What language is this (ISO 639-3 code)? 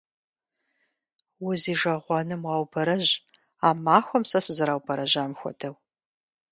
kbd